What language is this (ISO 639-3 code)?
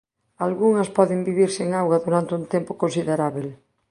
glg